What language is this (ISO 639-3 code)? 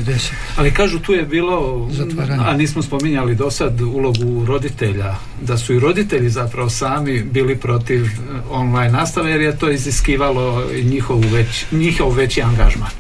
hrv